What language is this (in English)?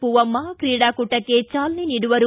Kannada